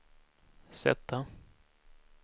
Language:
Swedish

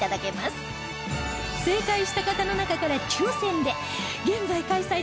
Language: Japanese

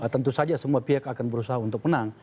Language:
Indonesian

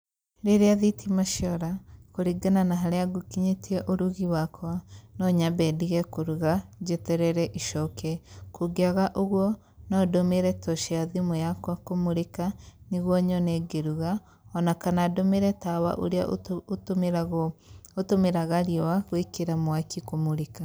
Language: Kikuyu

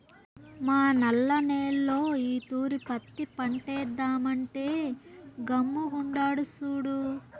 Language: Telugu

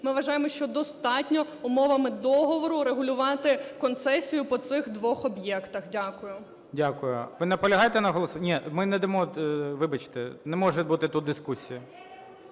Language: Ukrainian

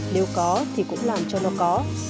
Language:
Vietnamese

